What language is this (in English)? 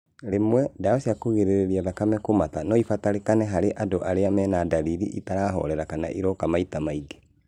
Kikuyu